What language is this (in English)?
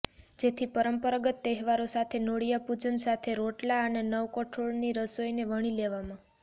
Gujarati